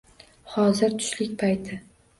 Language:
Uzbek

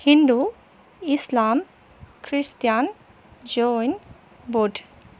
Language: Assamese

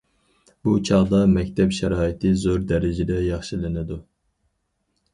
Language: Uyghur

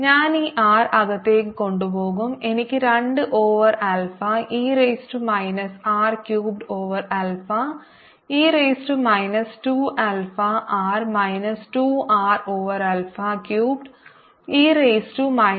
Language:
Malayalam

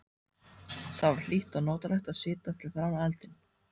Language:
Icelandic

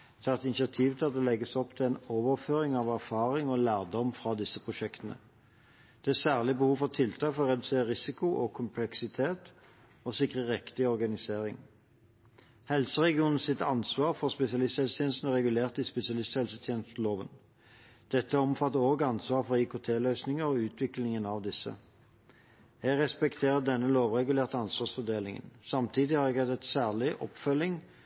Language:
Norwegian Bokmål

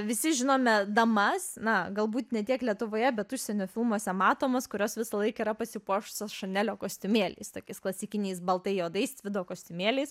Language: Lithuanian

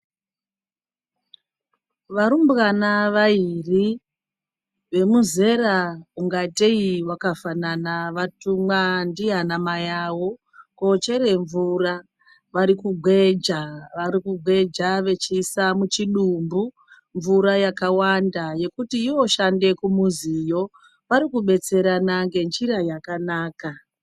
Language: Ndau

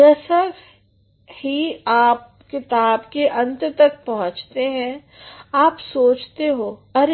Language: Hindi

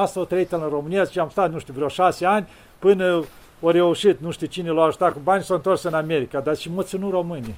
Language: Romanian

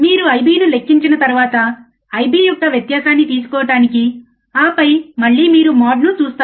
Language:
Telugu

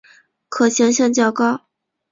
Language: Chinese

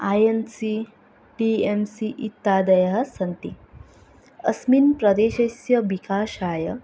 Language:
Sanskrit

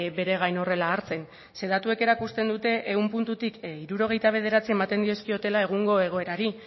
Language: Basque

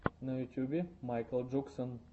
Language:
Russian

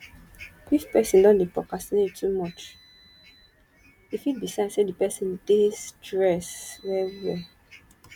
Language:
Nigerian Pidgin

